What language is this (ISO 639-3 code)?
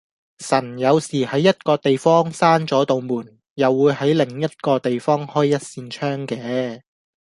yue